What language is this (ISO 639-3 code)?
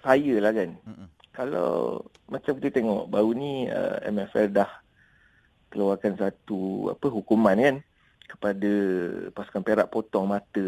msa